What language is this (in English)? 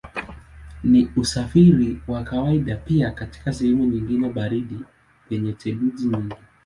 Swahili